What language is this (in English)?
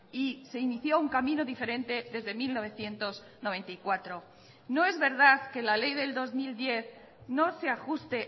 Spanish